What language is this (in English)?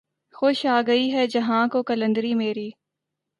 Urdu